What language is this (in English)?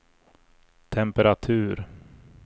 Swedish